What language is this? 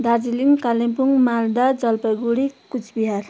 Nepali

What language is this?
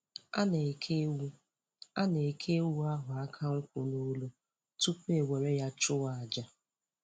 Igbo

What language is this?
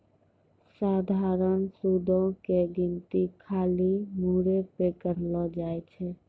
Maithili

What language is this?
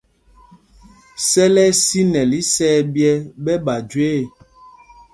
Mpumpong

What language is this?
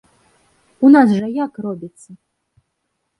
Belarusian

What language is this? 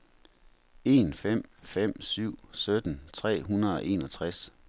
Danish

